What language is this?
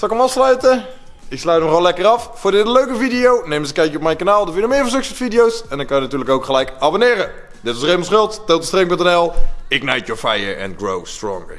Dutch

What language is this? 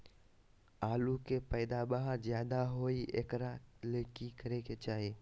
Magahi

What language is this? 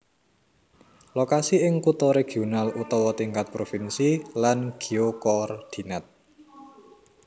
Javanese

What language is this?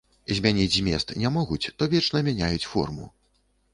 Belarusian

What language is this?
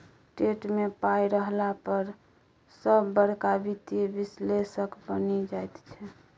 Maithili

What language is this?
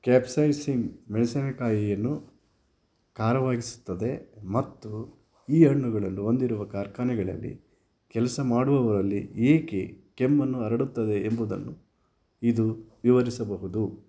Kannada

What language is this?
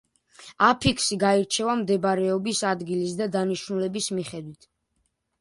Georgian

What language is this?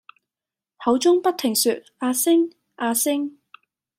Cantonese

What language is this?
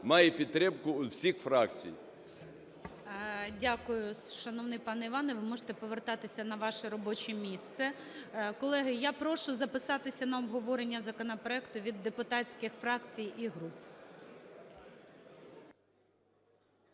Ukrainian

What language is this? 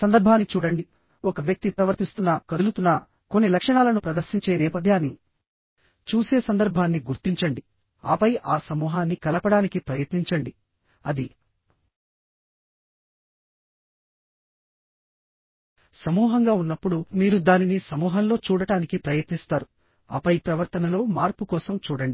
Telugu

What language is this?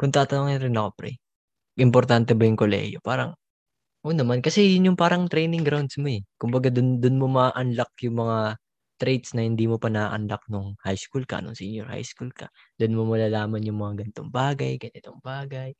Filipino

